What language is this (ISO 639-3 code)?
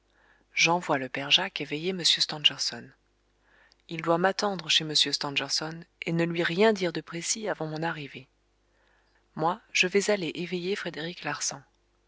fra